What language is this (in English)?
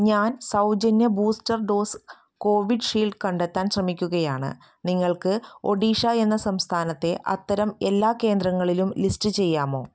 Malayalam